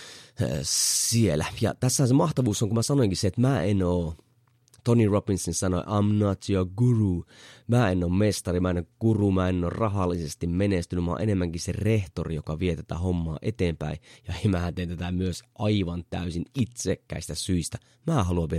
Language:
Finnish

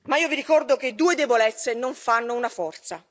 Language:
Italian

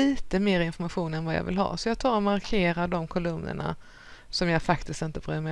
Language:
Swedish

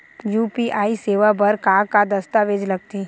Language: Chhattisgarhi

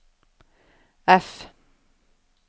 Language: Norwegian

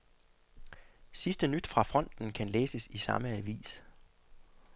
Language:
Danish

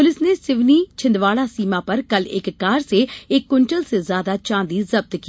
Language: Hindi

